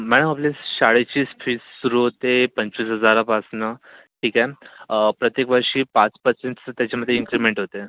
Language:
Marathi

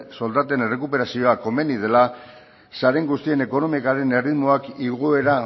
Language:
Basque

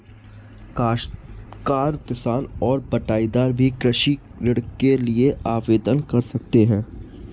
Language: Hindi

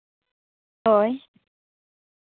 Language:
Santali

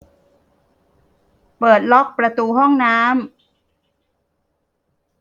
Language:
Thai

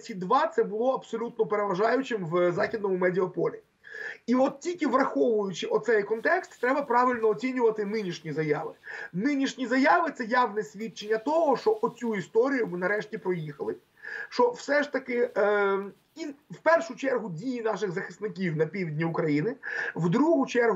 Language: Ukrainian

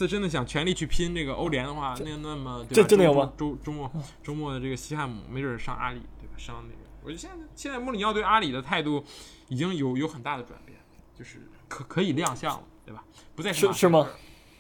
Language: Chinese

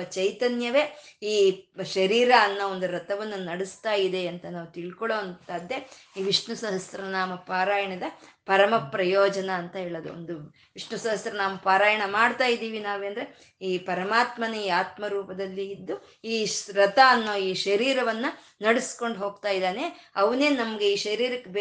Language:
Kannada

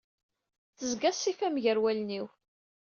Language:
Kabyle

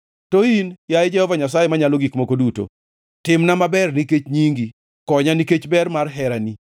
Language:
Luo (Kenya and Tanzania)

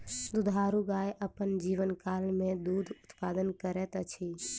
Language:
Maithili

